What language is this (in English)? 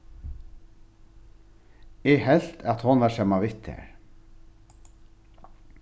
Faroese